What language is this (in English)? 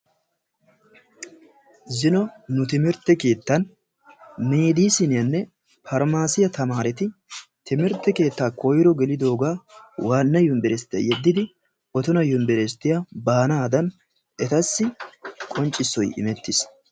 Wolaytta